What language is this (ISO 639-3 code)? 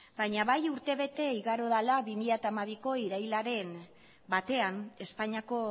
eus